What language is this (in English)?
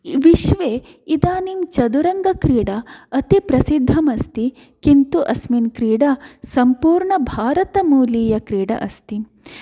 Sanskrit